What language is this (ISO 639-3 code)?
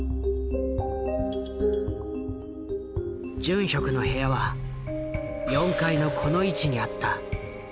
jpn